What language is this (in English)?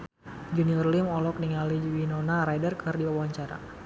Sundanese